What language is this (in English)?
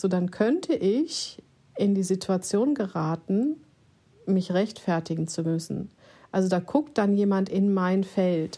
German